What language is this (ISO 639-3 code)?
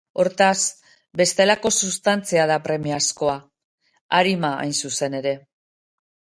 eus